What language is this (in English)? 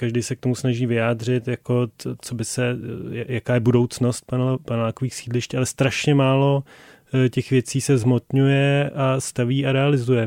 Czech